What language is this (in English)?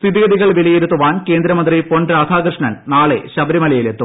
Malayalam